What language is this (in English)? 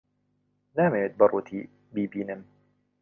Central Kurdish